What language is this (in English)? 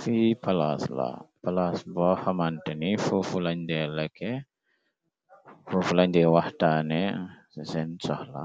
Wolof